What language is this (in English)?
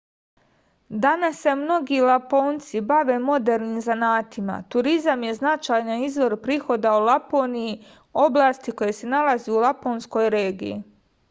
Serbian